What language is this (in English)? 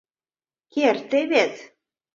Mari